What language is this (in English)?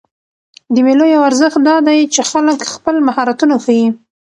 Pashto